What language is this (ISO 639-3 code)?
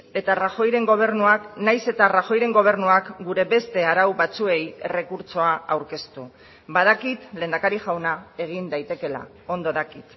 eus